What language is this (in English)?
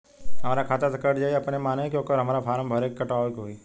Bhojpuri